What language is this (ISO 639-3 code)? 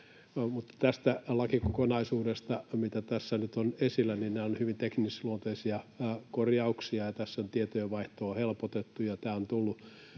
fin